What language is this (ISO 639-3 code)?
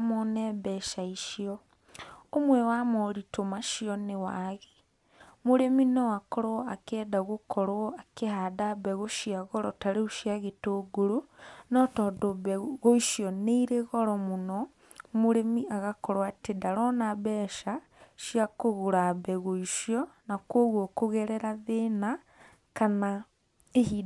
kik